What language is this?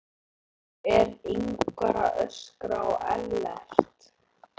Icelandic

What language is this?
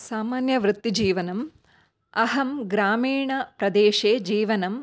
Sanskrit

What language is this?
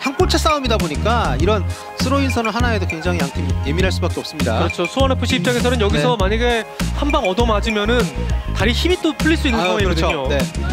Korean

